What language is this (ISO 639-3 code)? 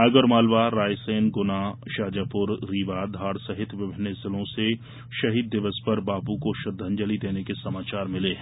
hin